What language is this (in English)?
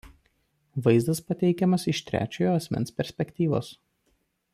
Lithuanian